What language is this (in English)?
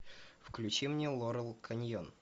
Russian